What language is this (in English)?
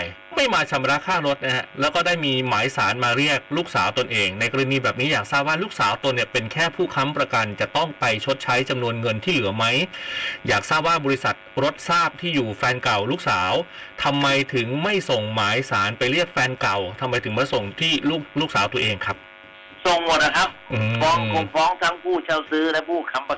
Thai